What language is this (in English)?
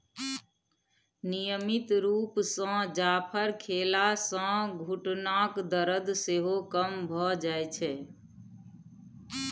Maithili